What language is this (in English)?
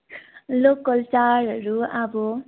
Nepali